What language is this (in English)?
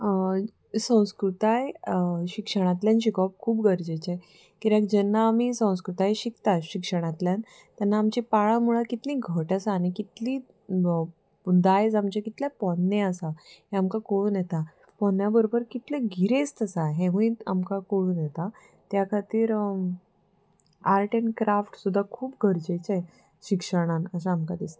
Konkani